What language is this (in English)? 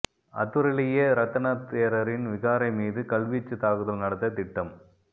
Tamil